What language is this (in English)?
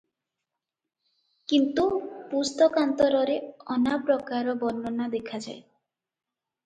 Odia